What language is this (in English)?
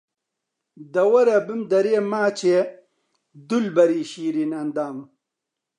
Central Kurdish